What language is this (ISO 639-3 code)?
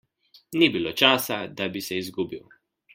slv